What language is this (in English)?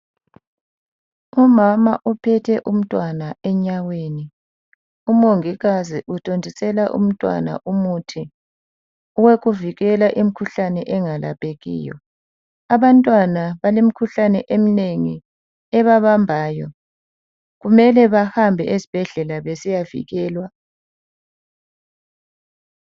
North Ndebele